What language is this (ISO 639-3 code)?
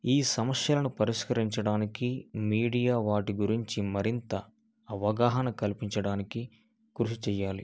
tel